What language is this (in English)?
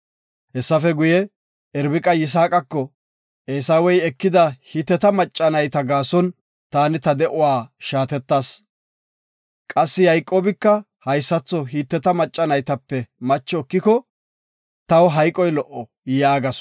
Gofa